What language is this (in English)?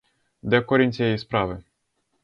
Ukrainian